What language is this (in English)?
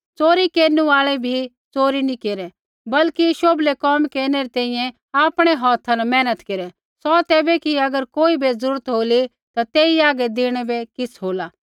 Kullu Pahari